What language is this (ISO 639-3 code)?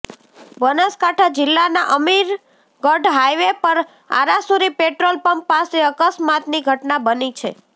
guj